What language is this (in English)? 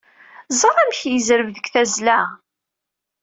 Kabyle